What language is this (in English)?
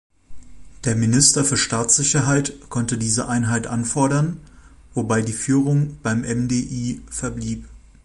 German